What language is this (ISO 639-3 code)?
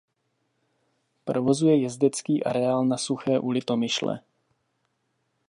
ces